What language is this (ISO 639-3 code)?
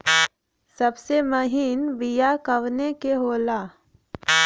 bho